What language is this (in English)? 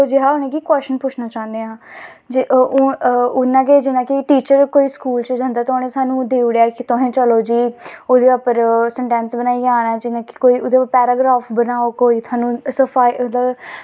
Dogri